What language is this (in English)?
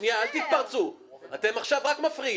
Hebrew